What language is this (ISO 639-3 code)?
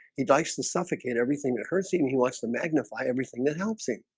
eng